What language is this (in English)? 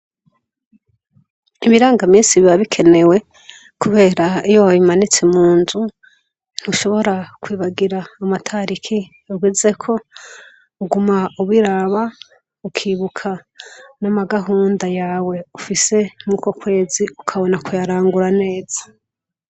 Rundi